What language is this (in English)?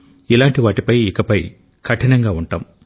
Telugu